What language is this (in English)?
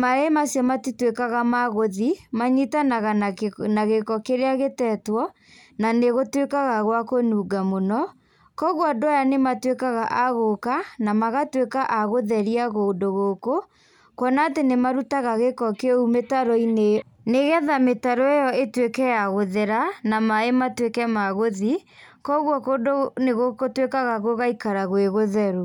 Kikuyu